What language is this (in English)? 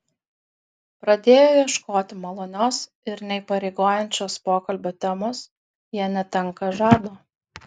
Lithuanian